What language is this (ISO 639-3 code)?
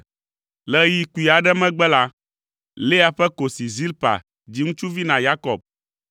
ewe